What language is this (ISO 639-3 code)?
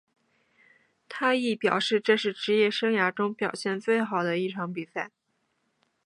zho